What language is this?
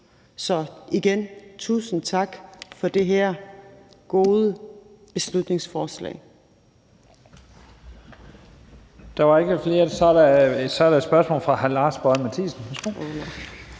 Danish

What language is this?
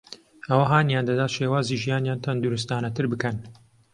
Central Kurdish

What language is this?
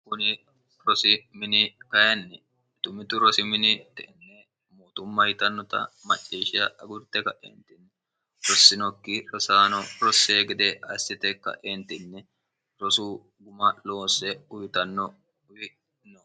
Sidamo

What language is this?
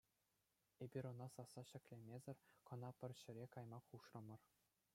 Chuvash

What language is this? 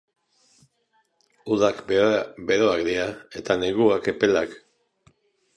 Basque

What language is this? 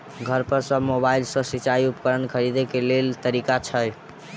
Maithili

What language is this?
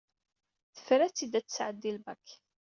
Kabyle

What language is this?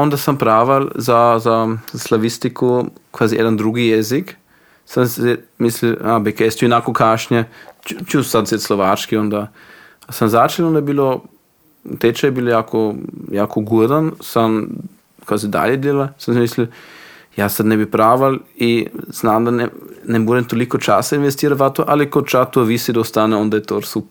Croatian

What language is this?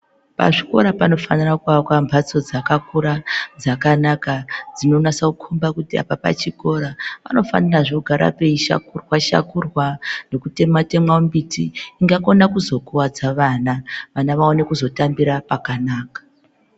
Ndau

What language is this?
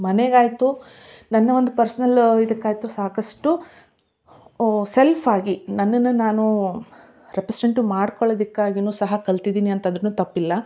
Kannada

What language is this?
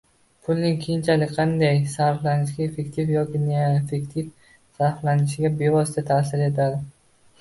Uzbek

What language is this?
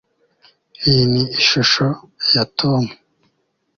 Kinyarwanda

